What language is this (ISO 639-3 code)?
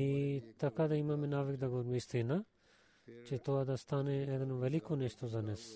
bul